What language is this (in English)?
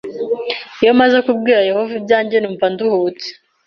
Kinyarwanda